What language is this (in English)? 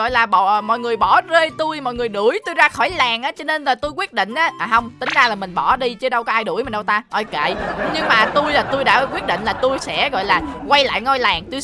Vietnamese